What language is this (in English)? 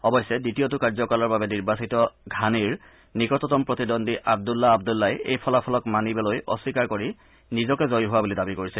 Assamese